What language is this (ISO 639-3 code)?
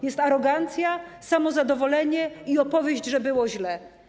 pol